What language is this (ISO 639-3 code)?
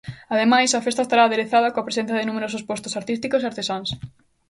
glg